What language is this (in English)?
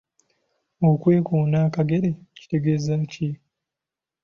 Ganda